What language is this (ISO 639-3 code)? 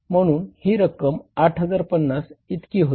mar